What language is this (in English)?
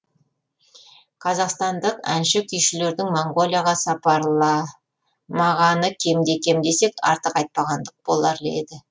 Kazakh